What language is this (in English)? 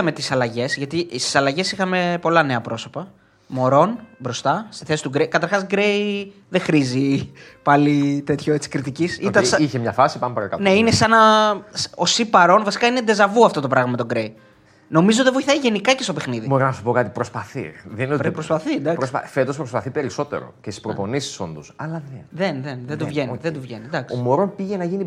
Greek